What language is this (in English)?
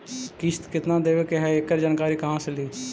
Magahi